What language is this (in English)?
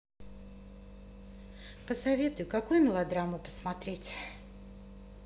Russian